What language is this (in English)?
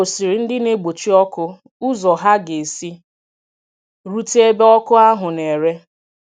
Igbo